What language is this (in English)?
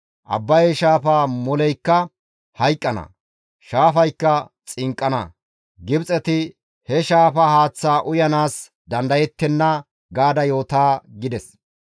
Gamo